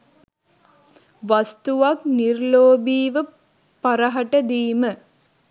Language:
Sinhala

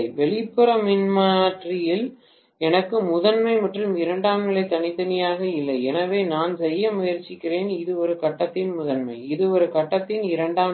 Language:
Tamil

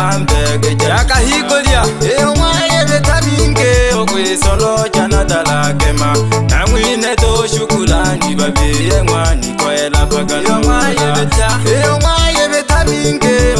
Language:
Arabic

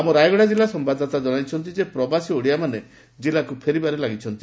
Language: Odia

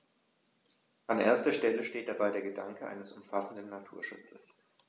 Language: German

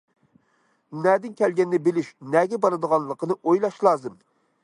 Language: Uyghur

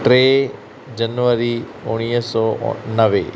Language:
Sindhi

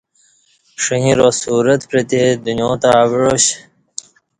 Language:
Kati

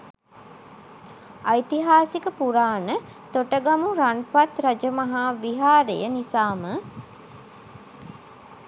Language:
Sinhala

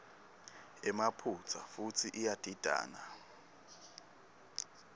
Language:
Swati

